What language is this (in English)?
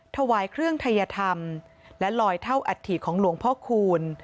Thai